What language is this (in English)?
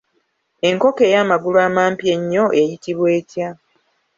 Ganda